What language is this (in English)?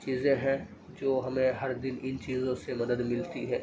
Urdu